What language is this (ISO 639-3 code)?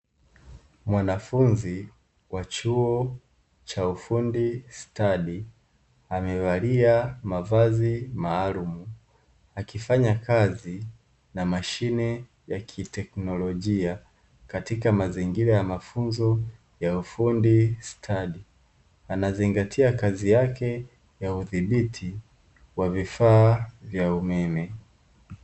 swa